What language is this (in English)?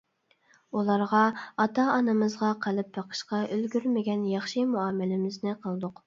Uyghur